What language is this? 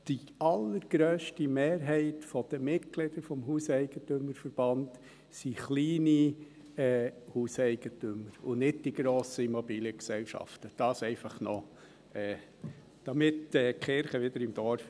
Swiss German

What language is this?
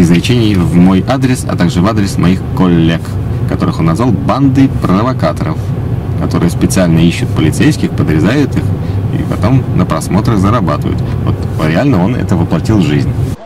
Russian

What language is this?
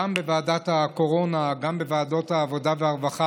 Hebrew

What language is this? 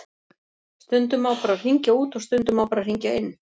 Icelandic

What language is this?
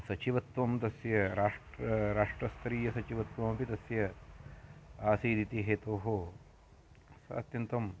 Sanskrit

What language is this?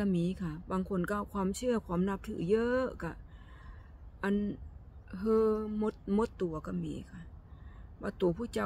Thai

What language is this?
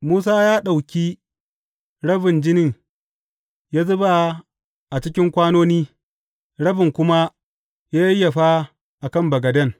Hausa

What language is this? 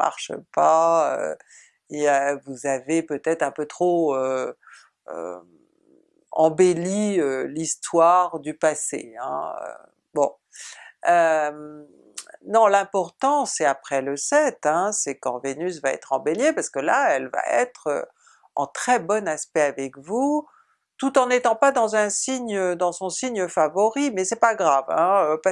French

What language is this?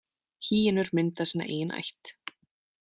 Icelandic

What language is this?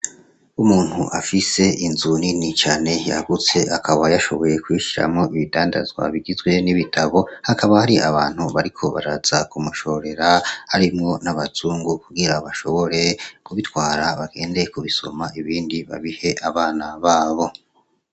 Rundi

